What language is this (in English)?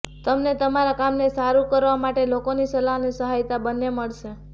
Gujarati